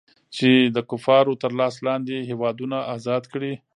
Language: Pashto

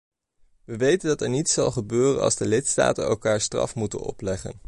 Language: Dutch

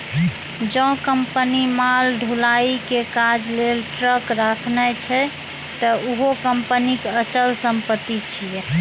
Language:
Maithili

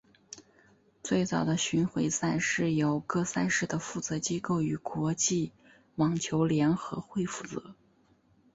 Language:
Chinese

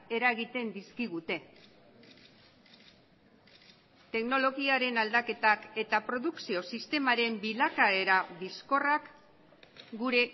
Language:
Basque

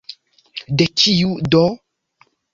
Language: Esperanto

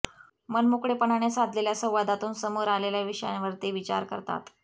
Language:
Marathi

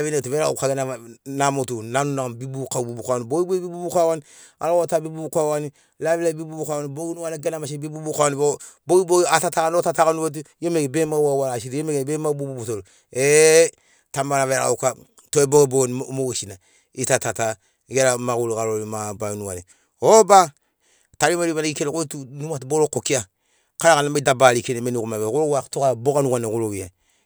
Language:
Sinaugoro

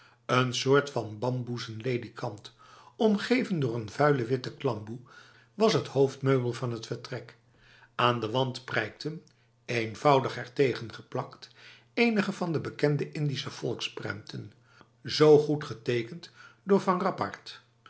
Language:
Dutch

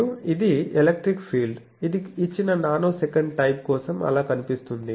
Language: Telugu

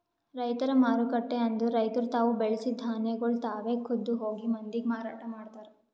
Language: Kannada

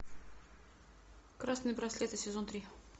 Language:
Russian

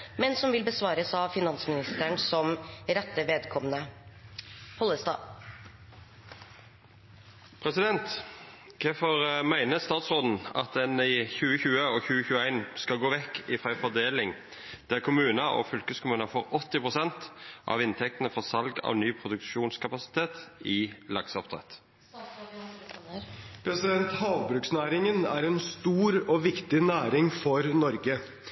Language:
Norwegian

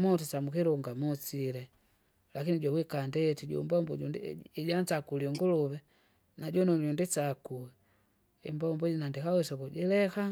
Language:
Kinga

